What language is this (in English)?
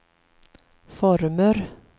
Swedish